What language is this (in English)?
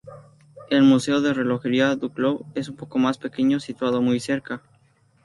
Spanish